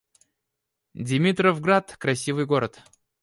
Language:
Russian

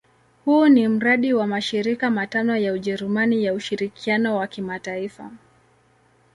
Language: Swahili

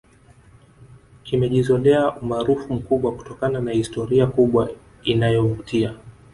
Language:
Swahili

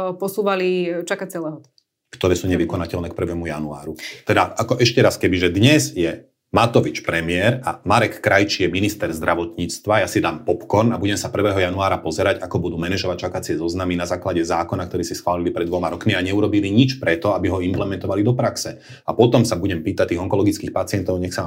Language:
Slovak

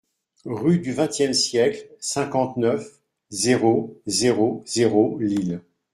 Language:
French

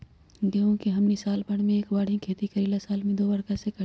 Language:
Magahi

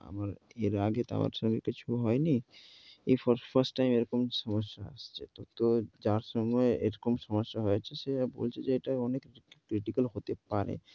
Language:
Bangla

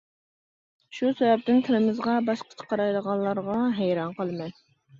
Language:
Uyghur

